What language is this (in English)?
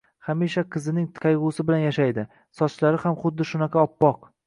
Uzbek